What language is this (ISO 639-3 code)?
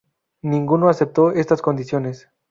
spa